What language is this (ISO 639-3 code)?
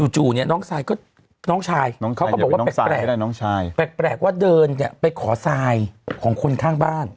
tha